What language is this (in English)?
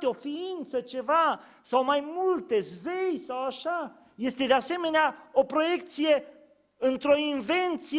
Romanian